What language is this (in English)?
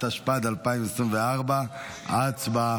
Hebrew